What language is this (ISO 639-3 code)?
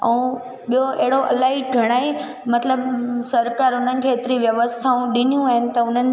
snd